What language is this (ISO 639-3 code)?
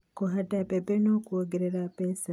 kik